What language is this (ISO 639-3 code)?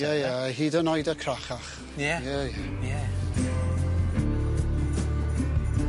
cym